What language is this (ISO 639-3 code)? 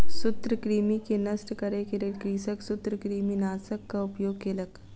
mai